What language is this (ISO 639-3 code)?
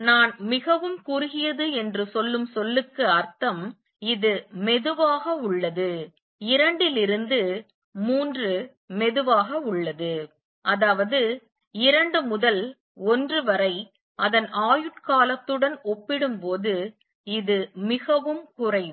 tam